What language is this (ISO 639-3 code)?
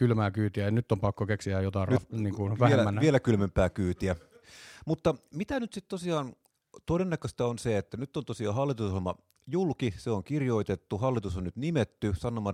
fin